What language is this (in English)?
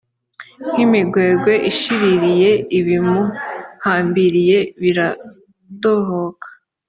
Kinyarwanda